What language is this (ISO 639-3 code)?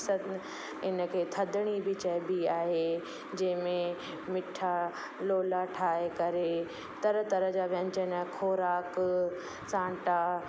snd